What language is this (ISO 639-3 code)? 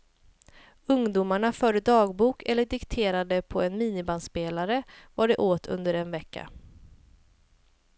swe